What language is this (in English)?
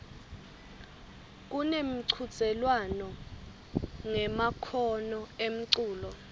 Swati